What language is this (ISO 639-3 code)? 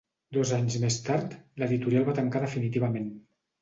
cat